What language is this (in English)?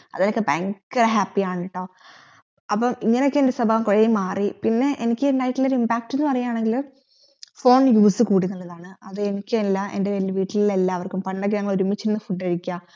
Malayalam